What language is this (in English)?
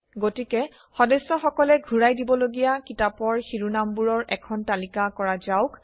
Assamese